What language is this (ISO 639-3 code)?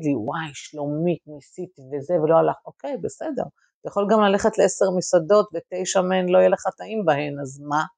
heb